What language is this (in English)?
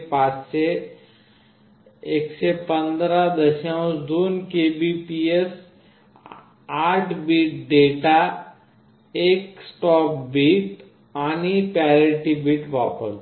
Marathi